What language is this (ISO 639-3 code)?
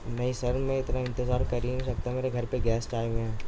urd